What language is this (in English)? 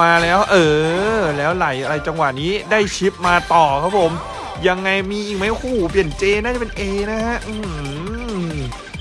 Thai